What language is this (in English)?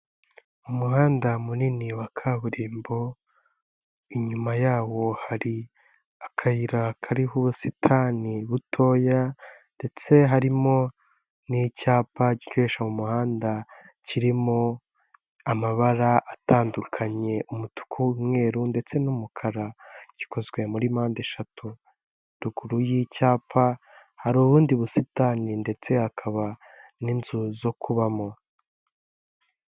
Kinyarwanda